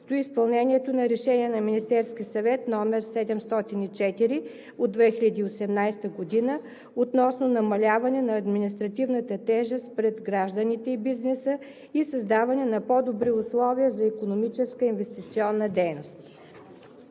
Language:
Bulgarian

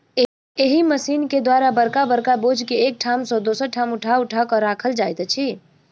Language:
Maithili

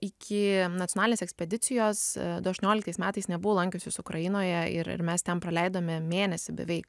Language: Lithuanian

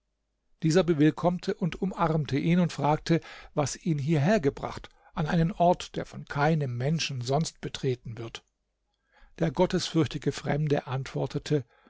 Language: German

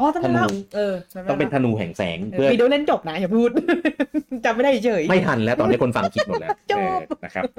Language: Thai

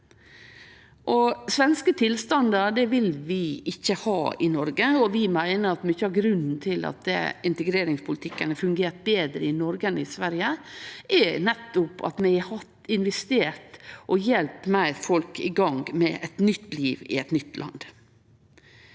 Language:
Norwegian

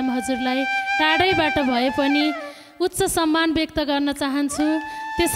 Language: Thai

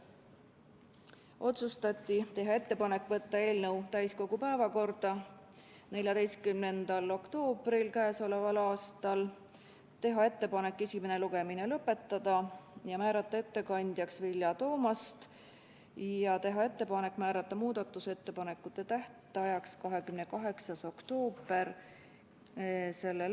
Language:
Estonian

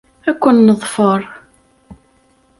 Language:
Kabyle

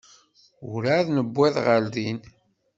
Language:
Kabyle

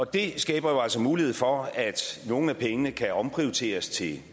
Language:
Danish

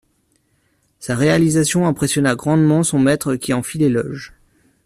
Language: French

